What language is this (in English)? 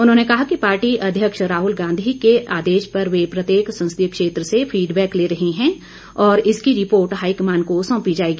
Hindi